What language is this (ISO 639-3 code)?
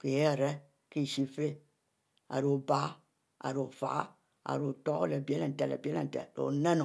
mfo